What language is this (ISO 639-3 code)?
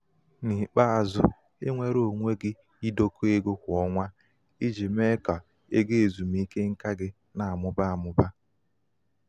ibo